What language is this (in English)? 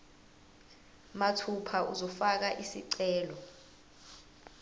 Zulu